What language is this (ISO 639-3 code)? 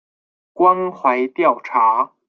zho